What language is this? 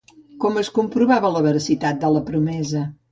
Catalan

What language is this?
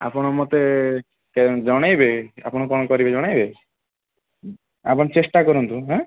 Odia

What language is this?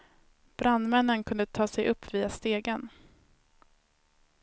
Swedish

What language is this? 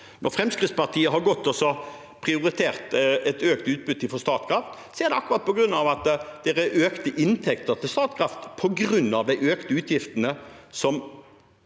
Norwegian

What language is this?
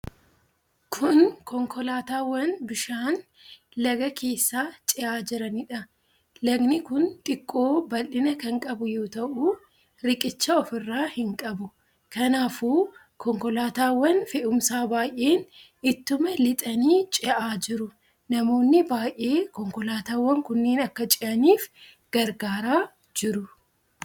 Oromo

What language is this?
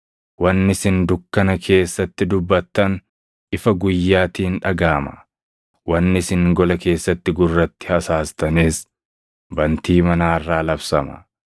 Oromo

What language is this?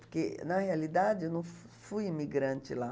Portuguese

